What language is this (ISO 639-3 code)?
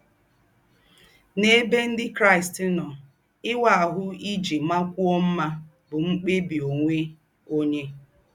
ibo